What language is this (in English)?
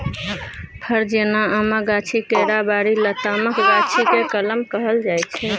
Maithili